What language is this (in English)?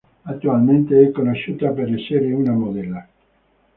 Italian